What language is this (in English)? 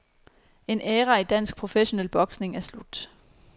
Danish